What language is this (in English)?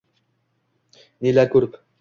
Uzbek